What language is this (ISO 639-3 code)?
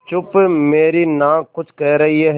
hin